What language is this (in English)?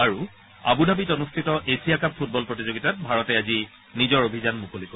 Assamese